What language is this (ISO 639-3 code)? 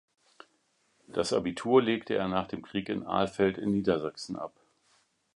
deu